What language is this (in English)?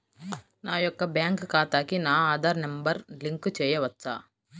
Telugu